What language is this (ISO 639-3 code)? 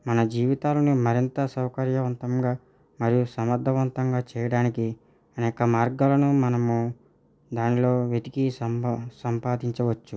tel